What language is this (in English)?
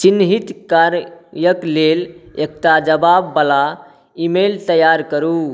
Maithili